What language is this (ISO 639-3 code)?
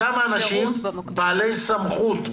heb